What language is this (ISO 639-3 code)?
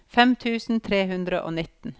nor